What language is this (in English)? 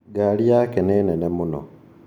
Kikuyu